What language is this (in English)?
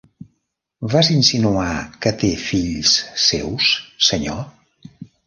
Catalan